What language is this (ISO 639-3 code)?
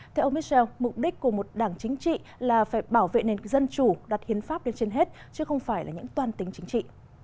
vie